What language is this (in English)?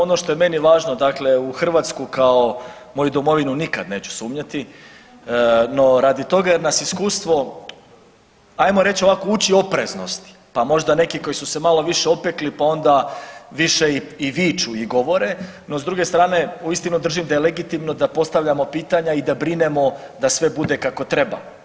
Croatian